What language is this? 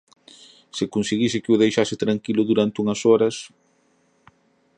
Galician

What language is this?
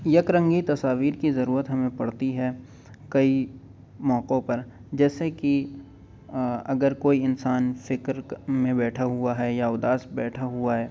Urdu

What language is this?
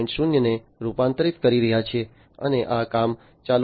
Gujarati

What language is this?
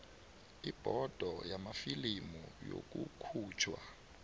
South Ndebele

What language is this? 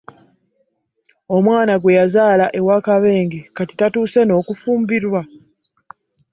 Ganda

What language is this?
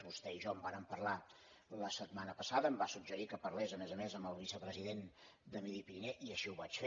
Catalan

